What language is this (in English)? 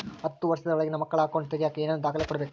Kannada